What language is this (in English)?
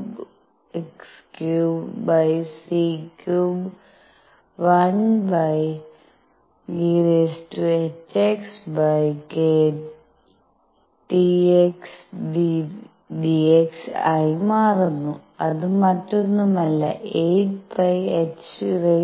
Malayalam